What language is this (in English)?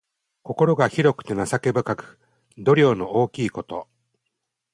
Japanese